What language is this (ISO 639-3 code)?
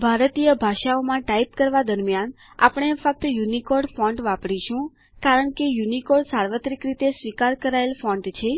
guj